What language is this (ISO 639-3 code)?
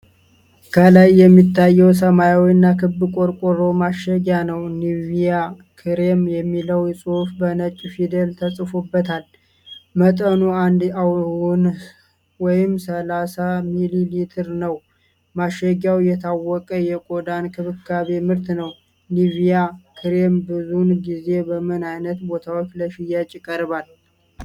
amh